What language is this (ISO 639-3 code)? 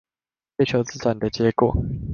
zho